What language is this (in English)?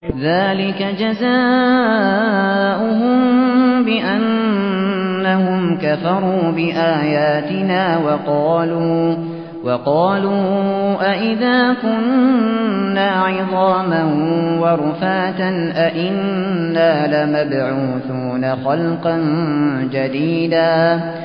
Arabic